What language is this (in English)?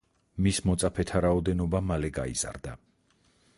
Georgian